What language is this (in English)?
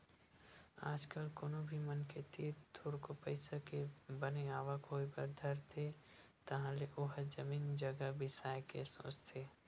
Chhattisgarhi